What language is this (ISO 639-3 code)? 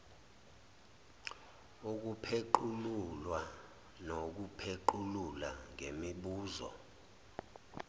zul